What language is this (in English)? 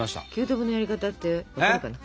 Japanese